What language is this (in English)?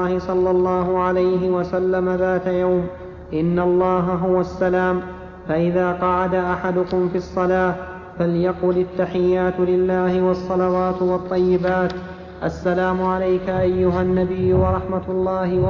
Arabic